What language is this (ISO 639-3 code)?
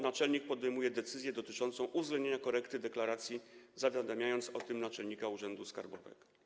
pol